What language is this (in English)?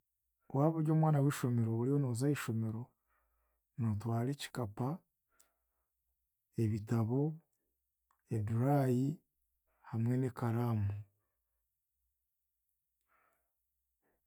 Chiga